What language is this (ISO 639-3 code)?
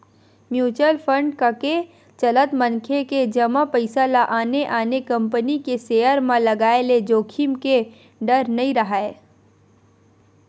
hne